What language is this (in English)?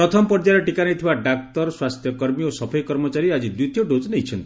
Odia